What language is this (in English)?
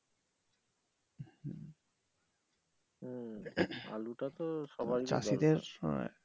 Bangla